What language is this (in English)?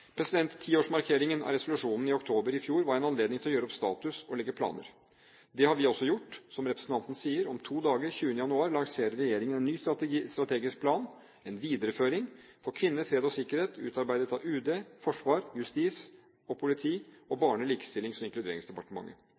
Norwegian Bokmål